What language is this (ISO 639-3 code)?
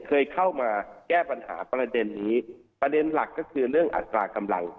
tha